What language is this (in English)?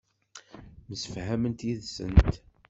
Kabyle